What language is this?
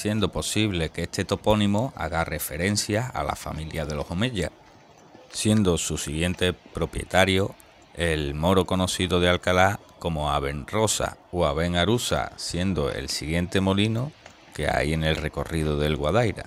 Spanish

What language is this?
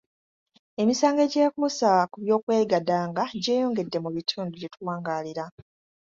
Ganda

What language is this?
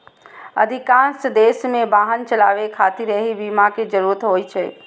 Maithili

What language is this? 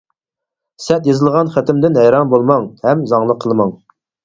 Uyghur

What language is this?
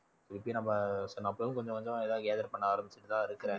Tamil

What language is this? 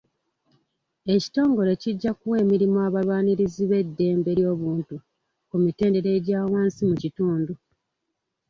Ganda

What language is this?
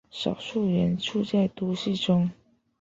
Chinese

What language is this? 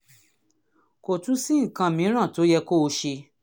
Yoruba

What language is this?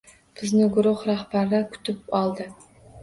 Uzbek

